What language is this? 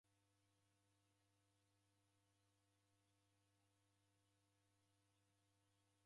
Taita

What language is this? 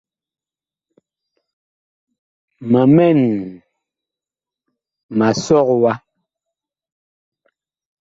Bakoko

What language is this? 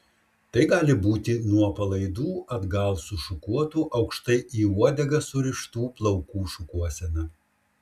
Lithuanian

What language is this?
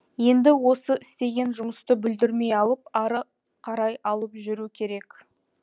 Kazakh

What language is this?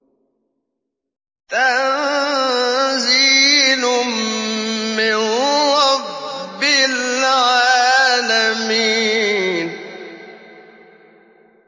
Arabic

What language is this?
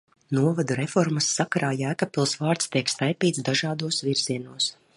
Latvian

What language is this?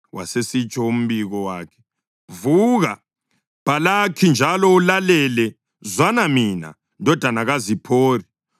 North Ndebele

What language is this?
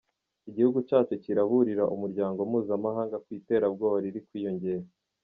Kinyarwanda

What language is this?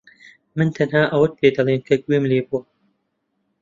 Central Kurdish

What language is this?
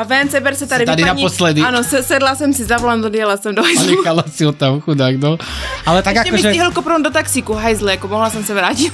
Czech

